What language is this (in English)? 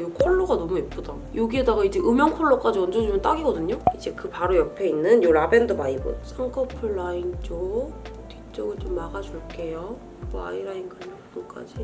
Korean